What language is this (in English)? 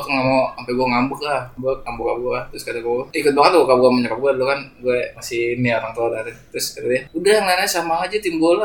Indonesian